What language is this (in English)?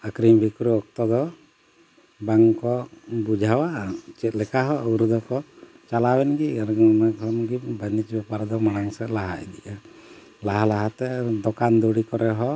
Santali